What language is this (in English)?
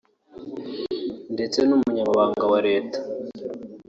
Kinyarwanda